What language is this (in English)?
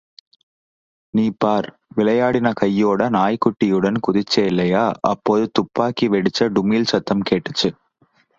Tamil